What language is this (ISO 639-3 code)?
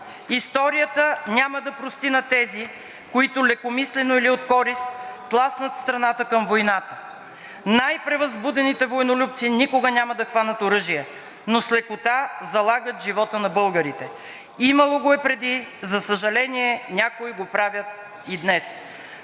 bul